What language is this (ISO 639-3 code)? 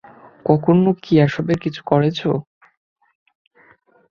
ben